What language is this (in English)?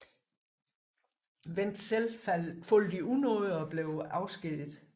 Danish